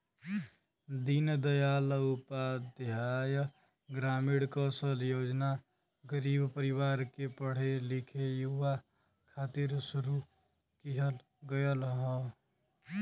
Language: Bhojpuri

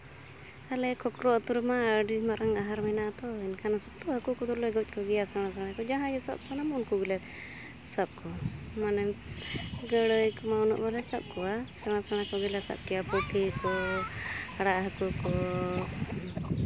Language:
Santali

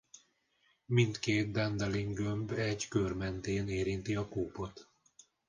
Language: Hungarian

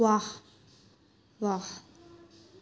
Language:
Dogri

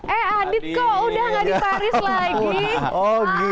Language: Indonesian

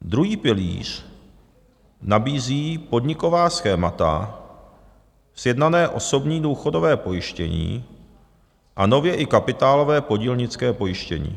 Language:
Czech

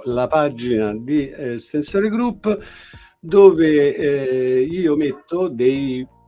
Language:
Italian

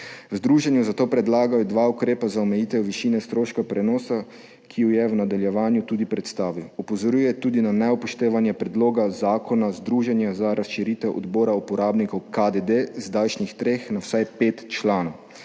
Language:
Slovenian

